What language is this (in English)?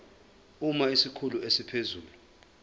Zulu